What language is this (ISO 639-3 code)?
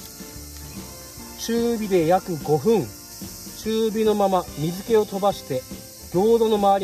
jpn